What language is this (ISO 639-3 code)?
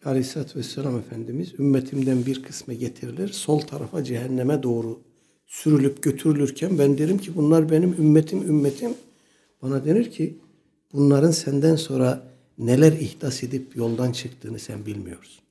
tur